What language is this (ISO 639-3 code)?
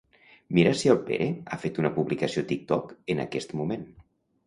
cat